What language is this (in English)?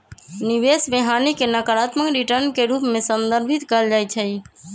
Magahi